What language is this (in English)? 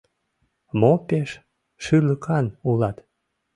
Mari